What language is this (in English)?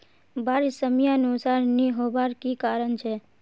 Magahi